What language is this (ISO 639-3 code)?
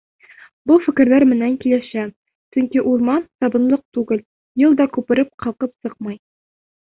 bak